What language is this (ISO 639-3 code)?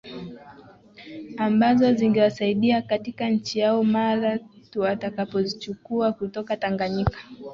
swa